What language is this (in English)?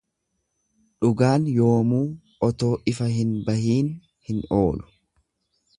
Oromo